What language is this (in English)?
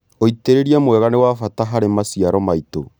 Kikuyu